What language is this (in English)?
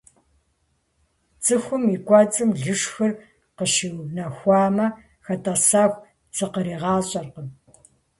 Kabardian